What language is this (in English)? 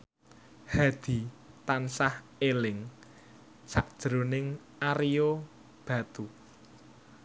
Javanese